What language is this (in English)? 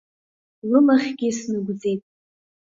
Abkhazian